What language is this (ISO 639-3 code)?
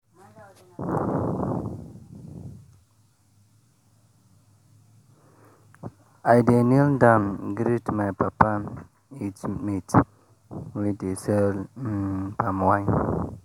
pcm